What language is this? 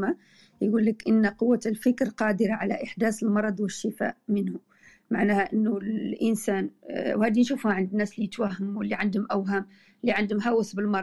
Arabic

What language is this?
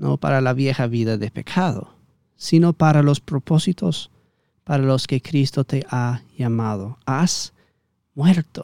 Spanish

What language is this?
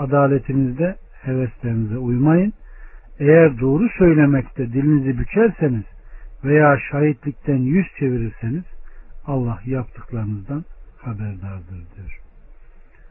Turkish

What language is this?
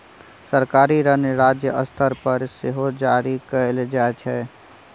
Maithili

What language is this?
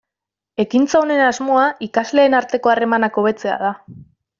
Basque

